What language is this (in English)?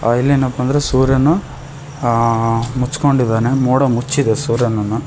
Kannada